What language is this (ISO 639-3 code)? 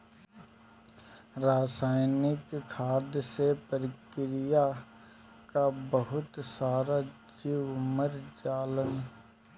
bho